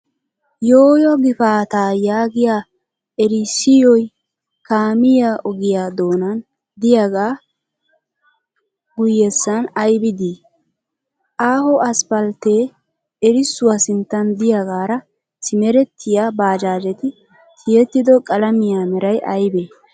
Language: Wolaytta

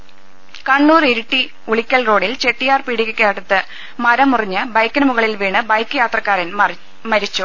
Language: Malayalam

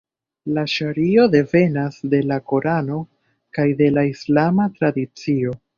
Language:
Esperanto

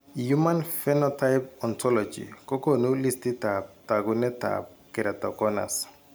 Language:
Kalenjin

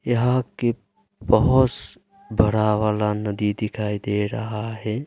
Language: Hindi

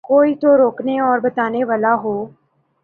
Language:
Urdu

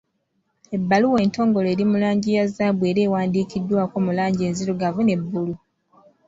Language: Ganda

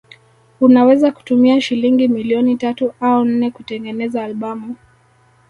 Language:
Swahili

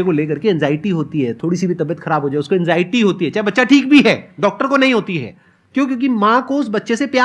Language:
Hindi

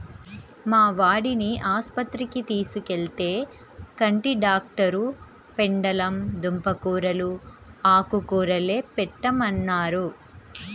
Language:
Telugu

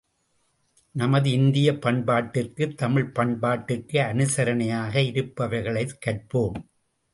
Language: Tamil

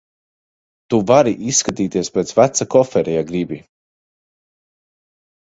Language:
Latvian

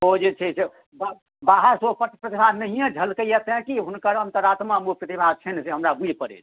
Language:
Maithili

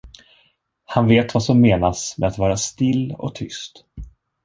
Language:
Swedish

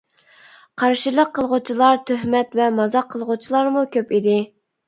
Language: Uyghur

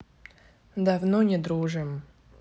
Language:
Russian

